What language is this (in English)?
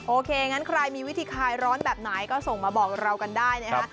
Thai